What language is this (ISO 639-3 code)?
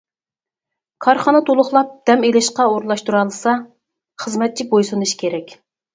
uig